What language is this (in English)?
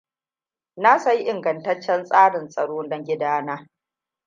Hausa